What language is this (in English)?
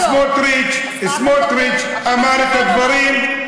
Hebrew